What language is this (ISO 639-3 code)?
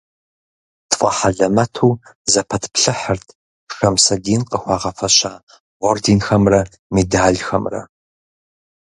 kbd